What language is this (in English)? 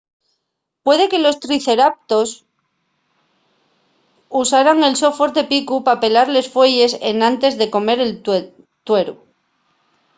Asturian